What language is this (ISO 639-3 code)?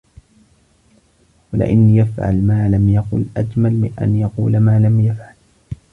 ara